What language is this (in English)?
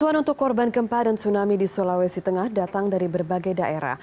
Indonesian